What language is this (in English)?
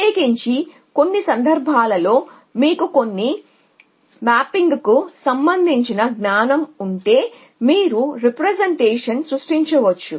Telugu